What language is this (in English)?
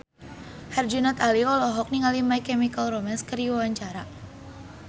Sundanese